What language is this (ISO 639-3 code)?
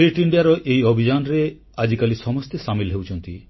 ori